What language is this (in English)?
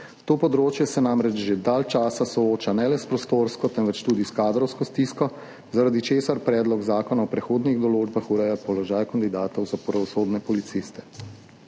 Slovenian